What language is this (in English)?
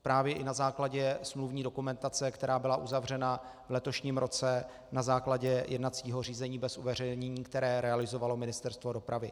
Czech